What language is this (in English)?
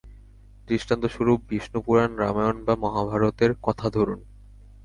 Bangla